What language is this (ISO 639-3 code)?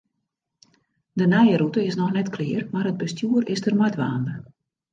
fry